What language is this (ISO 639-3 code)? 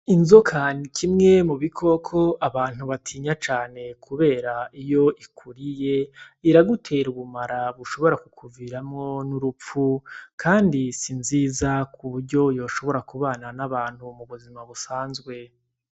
run